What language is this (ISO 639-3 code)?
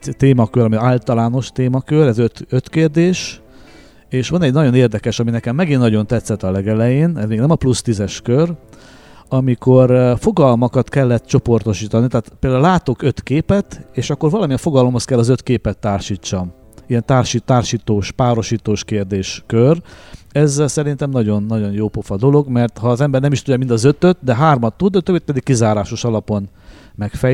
hun